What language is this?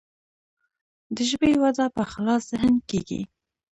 Pashto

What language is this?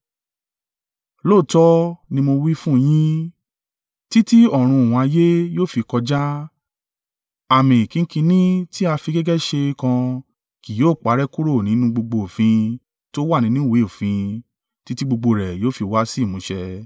Yoruba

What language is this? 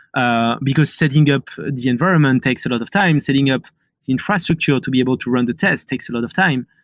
English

